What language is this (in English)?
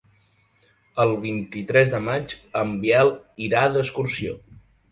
Catalan